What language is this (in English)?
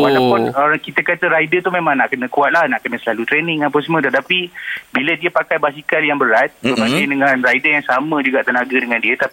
Malay